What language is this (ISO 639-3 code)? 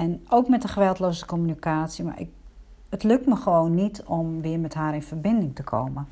nld